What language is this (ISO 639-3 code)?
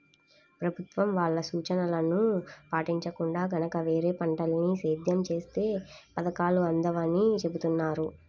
tel